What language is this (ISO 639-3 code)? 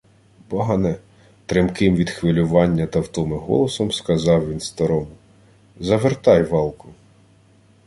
ukr